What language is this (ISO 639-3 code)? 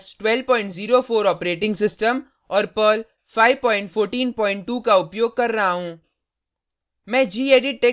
hin